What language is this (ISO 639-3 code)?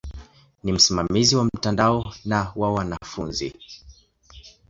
swa